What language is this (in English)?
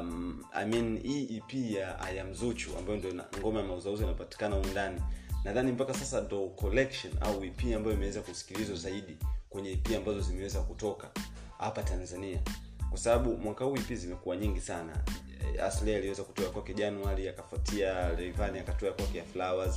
Swahili